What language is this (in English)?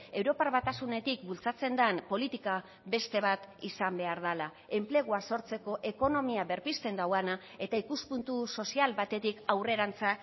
Basque